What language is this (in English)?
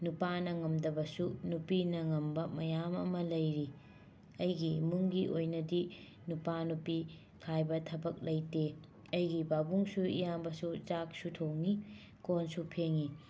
Manipuri